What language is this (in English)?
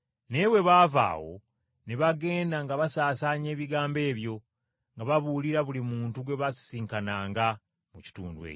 Ganda